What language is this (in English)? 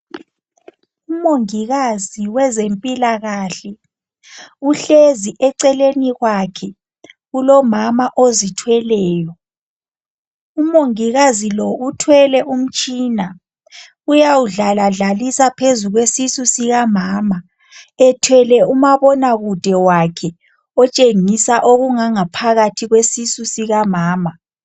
North Ndebele